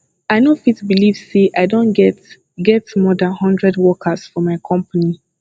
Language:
Nigerian Pidgin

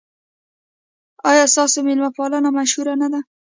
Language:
Pashto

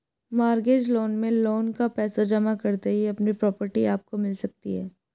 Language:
Hindi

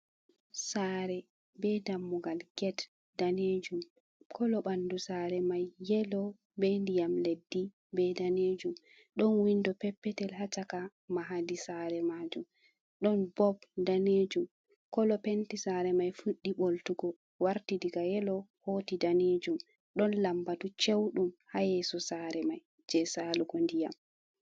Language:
Fula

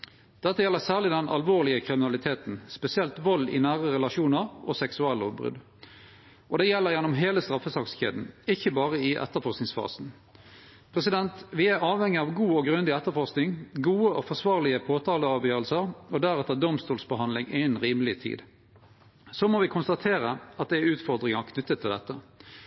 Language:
Norwegian Nynorsk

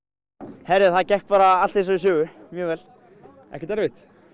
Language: Icelandic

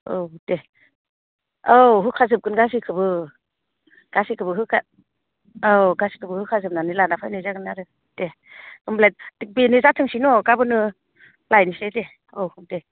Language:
Bodo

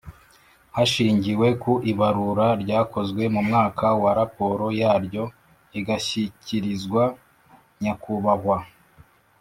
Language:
Kinyarwanda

